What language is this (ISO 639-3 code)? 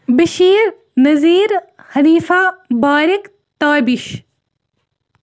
kas